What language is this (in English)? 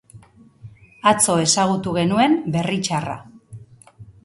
Basque